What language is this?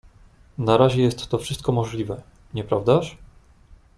Polish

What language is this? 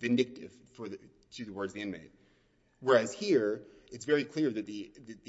English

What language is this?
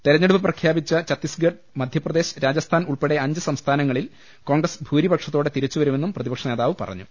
Malayalam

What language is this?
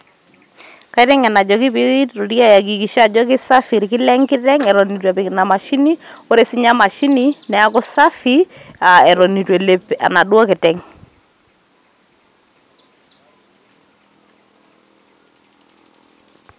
Masai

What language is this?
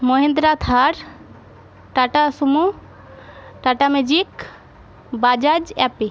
Bangla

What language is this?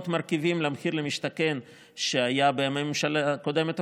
Hebrew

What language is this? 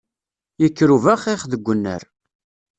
Kabyle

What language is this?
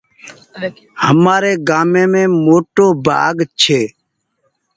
Goaria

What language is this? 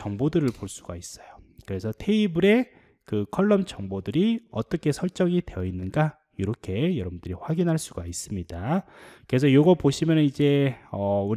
Korean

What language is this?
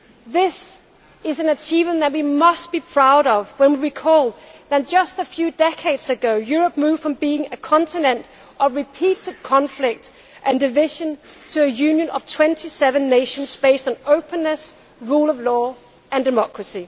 English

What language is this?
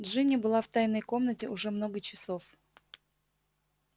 Russian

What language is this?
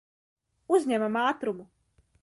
Latvian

